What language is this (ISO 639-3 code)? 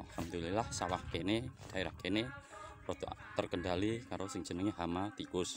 ind